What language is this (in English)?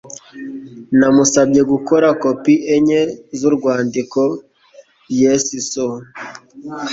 Kinyarwanda